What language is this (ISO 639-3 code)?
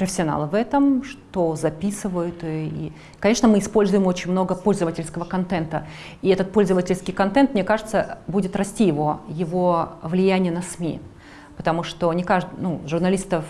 rus